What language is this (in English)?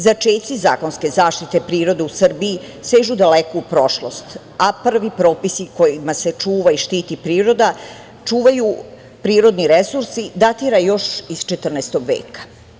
Serbian